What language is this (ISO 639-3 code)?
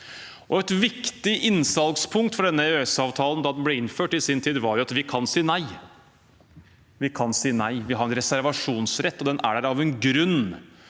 nor